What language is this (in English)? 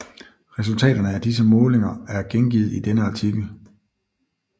Danish